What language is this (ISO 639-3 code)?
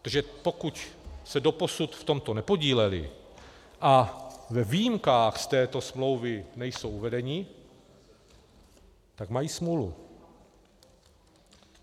ces